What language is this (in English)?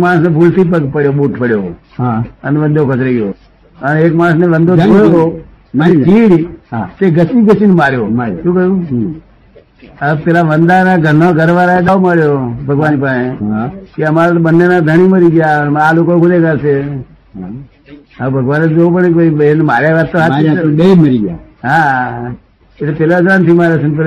Gujarati